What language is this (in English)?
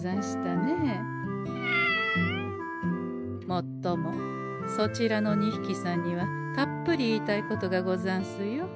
Japanese